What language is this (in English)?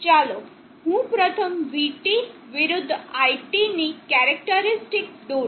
Gujarati